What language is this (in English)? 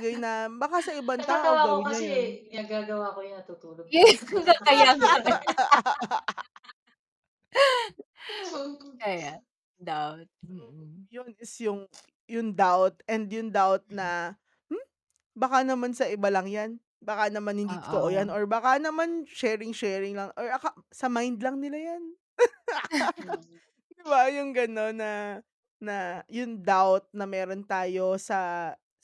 Filipino